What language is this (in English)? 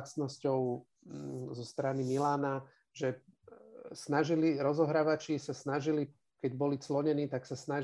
Slovak